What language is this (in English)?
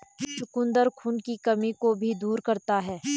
Hindi